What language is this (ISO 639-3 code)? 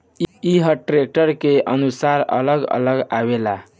bho